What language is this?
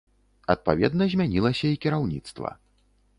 Belarusian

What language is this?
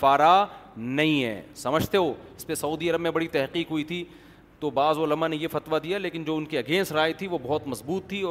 Urdu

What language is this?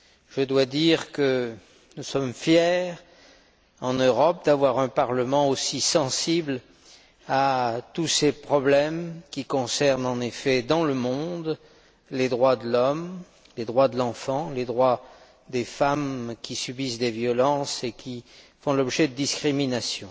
French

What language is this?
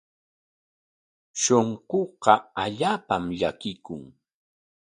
Corongo Ancash Quechua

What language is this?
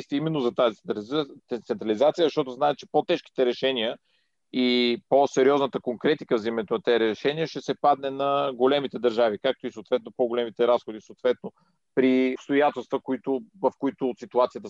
Bulgarian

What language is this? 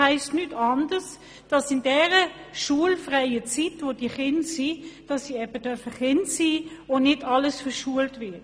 Swiss German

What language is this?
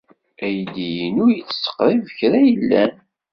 Kabyle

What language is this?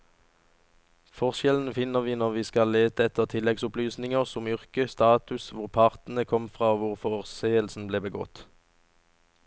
Norwegian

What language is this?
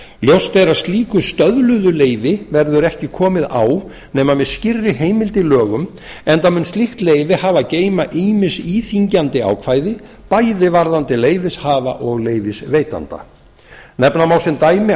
Icelandic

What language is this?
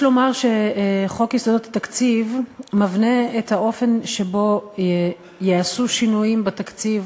Hebrew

